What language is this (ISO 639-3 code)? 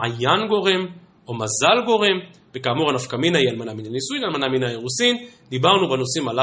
heb